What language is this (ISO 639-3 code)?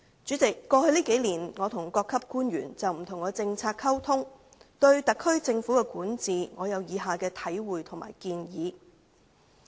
yue